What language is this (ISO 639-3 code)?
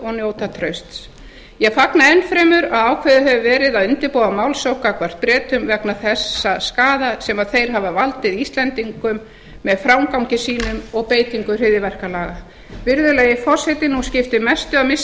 isl